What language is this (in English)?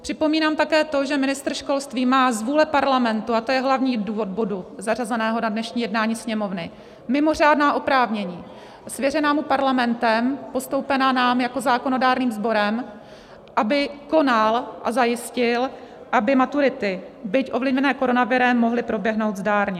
Czech